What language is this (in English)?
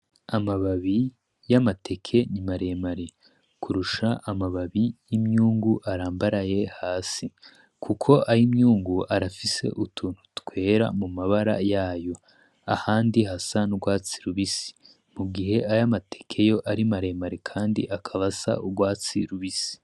Rundi